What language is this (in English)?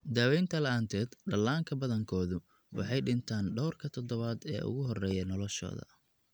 Somali